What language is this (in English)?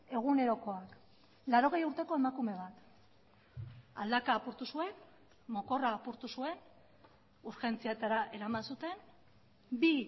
Basque